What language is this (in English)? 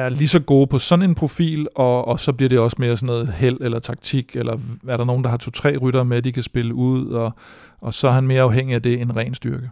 Danish